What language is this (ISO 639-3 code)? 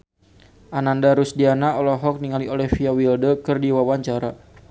sun